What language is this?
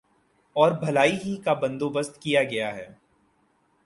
Urdu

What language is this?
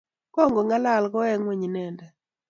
Kalenjin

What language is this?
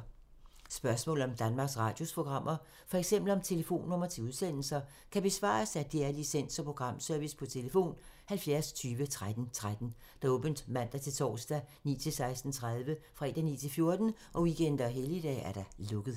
Danish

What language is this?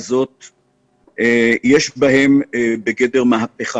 Hebrew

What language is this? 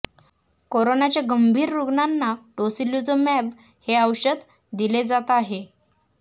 Marathi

